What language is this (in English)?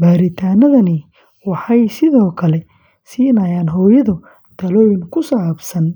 Somali